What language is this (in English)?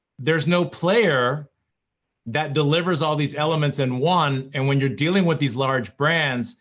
English